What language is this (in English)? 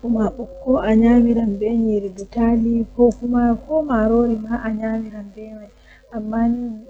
Western Niger Fulfulde